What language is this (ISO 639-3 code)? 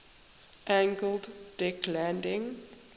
eng